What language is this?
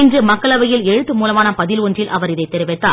Tamil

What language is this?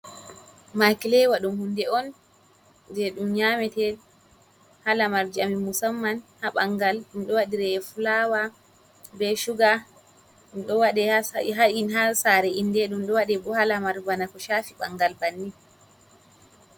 Fula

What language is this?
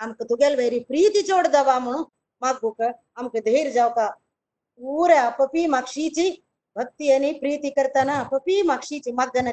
Kannada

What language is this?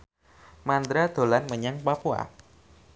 Javanese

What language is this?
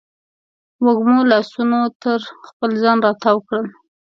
Pashto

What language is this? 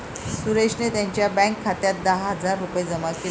Marathi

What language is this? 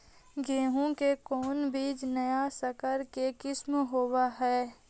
Magahi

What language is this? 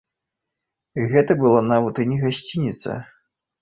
Belarusian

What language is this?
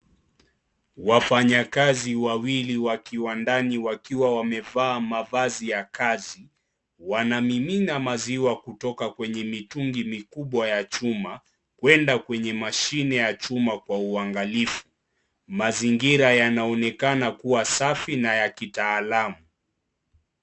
Swahili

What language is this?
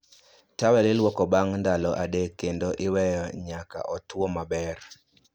Luo (Kenya and Tanzania)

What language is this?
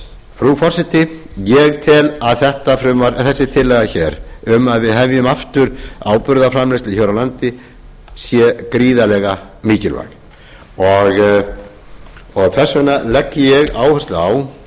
Icelandic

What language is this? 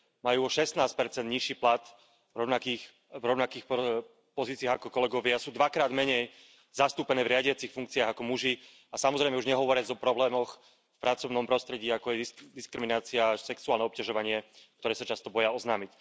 Slovak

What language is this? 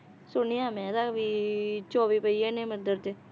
Punjabi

